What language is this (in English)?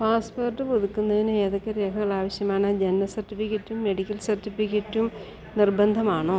Malayalam